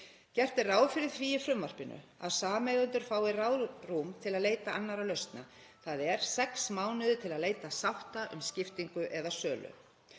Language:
Icelandic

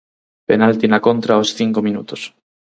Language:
Galician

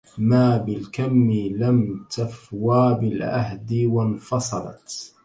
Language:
Arabic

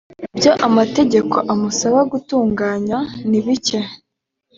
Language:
Kinyarwanda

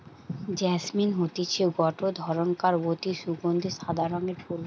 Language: Bangla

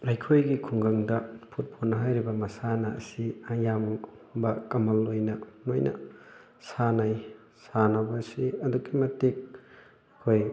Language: Manipuri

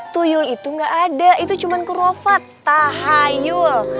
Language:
Indonesian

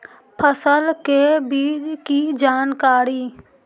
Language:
Magahi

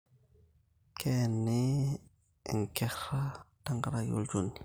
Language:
Masai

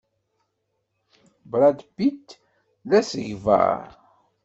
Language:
Kabyle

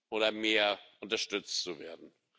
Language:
German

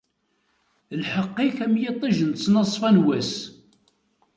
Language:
Kabyle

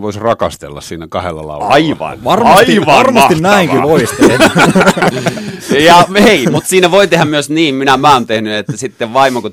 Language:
Finnish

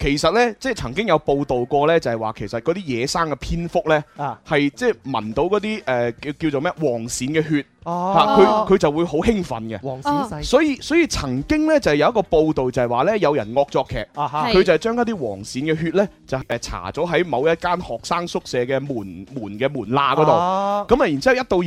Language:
Chinese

